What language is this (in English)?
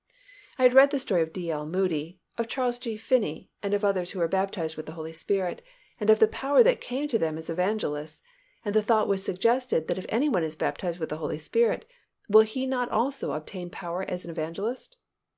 English